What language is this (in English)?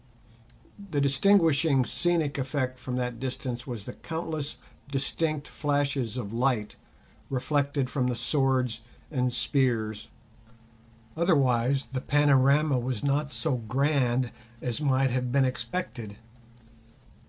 English